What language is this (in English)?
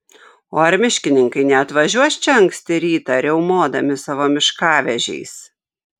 Lithuanian